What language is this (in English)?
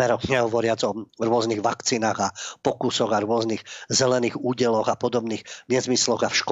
Slovak